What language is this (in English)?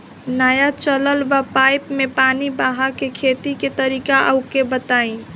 Bhojpuri